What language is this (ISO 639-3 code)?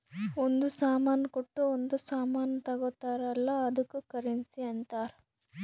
kan